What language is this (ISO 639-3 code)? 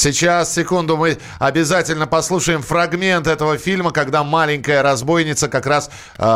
rus